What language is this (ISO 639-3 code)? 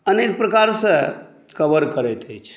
mai